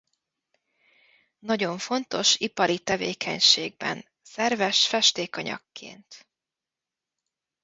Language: Hungarian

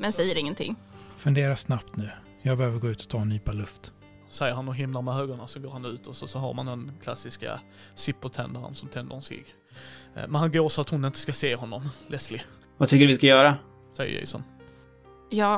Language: Swedish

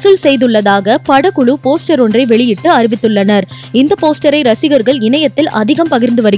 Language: Tamil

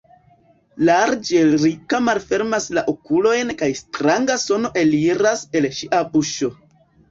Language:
Esperanto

